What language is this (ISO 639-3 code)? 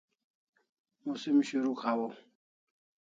kls